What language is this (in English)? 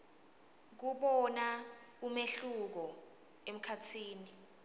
Swati